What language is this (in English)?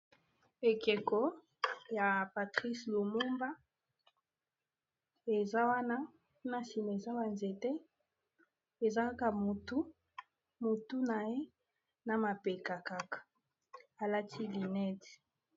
Lingala